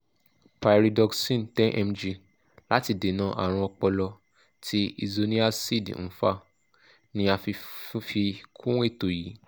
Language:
Yoruba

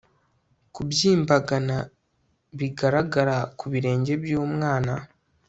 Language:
Kinyarwanda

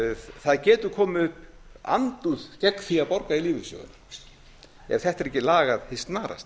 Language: Icelandic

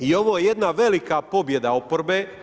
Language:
Croatian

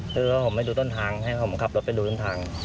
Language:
Thai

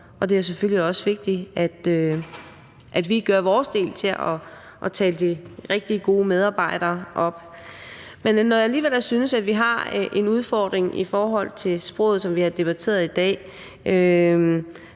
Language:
Danish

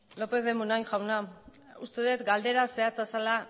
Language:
Basque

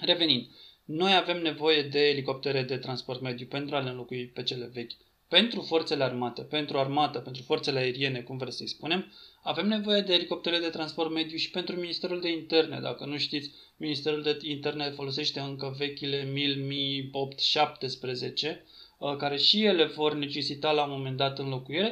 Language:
Romanian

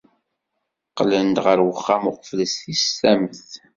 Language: Kabyle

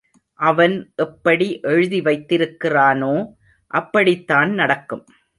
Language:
Tamil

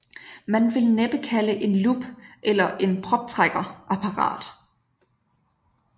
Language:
Danish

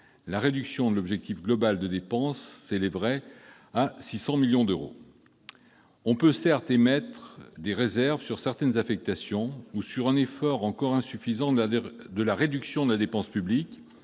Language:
French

